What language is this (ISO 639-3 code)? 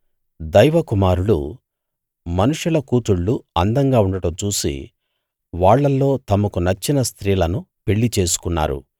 tel